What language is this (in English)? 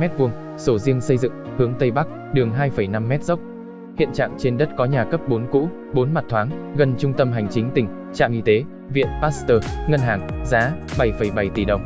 Vietnamese